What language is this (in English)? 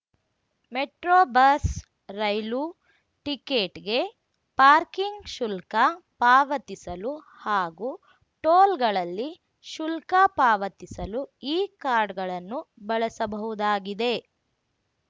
Kannada